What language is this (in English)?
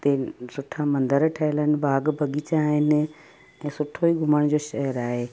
Sindhi